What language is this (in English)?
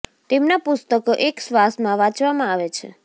Gujarati